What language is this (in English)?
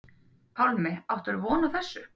Icelandic